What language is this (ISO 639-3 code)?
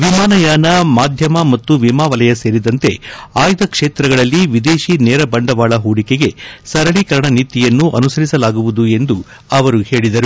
kan